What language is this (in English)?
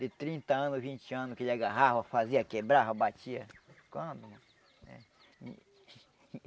Portuguese